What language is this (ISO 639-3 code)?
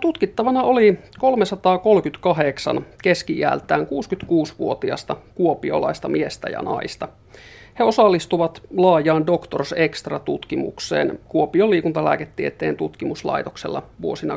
fin